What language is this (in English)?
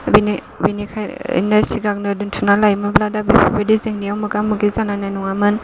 Bodo